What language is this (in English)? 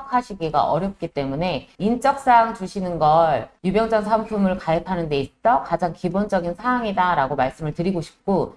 Korean